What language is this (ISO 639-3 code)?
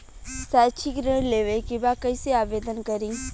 bho